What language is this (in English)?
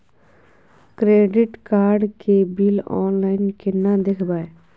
Maithili